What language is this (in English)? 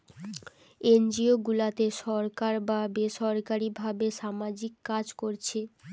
Bangla